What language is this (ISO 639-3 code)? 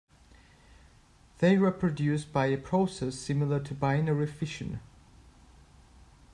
eng